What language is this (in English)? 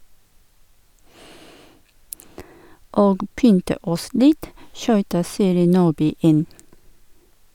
Norwegian